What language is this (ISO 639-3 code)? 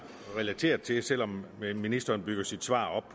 dan